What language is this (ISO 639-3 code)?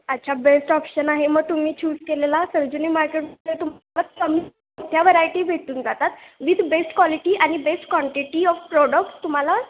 mar